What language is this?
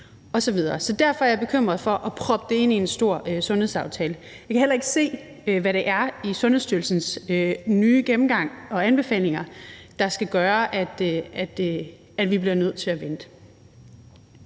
Danish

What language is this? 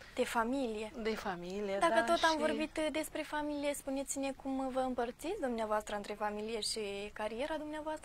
Romanian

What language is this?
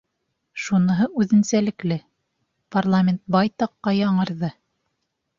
Bashkir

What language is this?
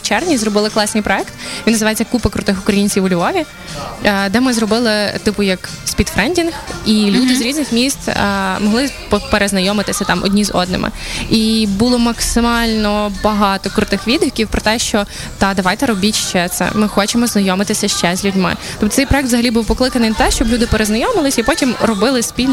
Ukrainian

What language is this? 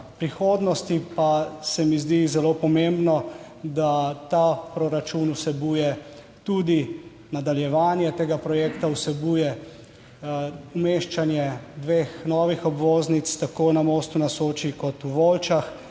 Slovenian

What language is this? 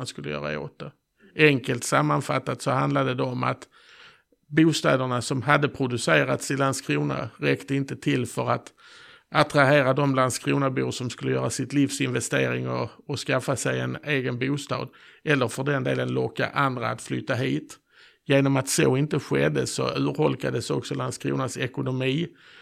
Swedish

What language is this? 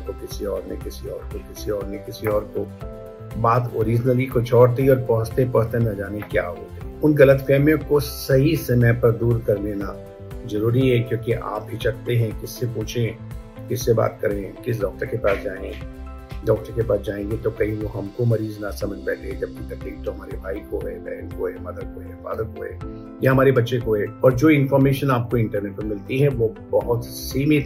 Hindi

